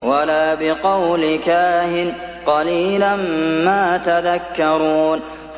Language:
Arabic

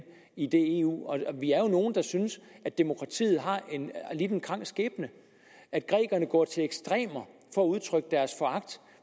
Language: Danish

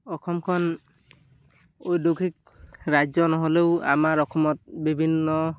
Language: Assamese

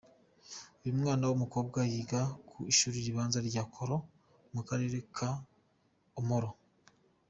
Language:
Kinyarwanda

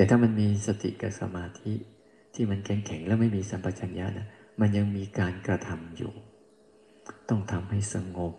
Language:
Thai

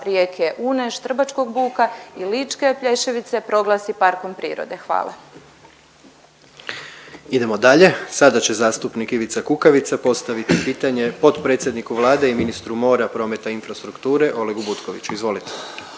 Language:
Croatian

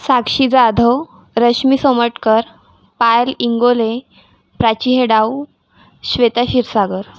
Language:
Marathi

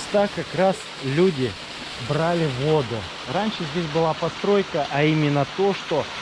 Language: Russian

